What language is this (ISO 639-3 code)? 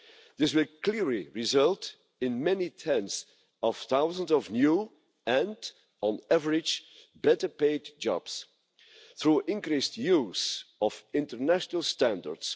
eng